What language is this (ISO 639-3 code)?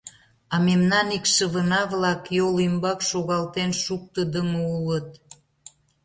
chm